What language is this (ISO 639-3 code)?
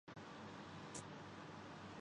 urd